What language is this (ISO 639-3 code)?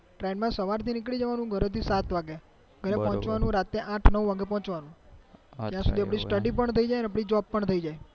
guj